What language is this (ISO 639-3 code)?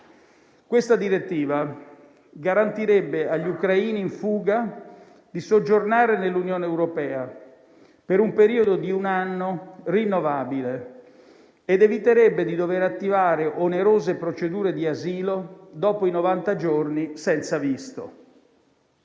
ita